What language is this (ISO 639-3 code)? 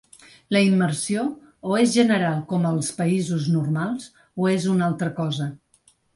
cat